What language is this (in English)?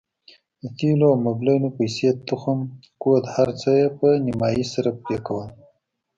Pashto